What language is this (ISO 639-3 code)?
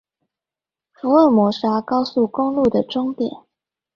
zho